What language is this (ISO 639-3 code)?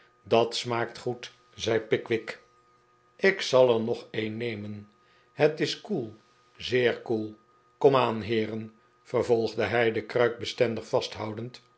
nld